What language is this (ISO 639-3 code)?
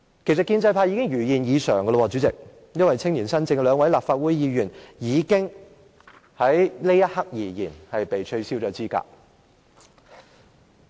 yue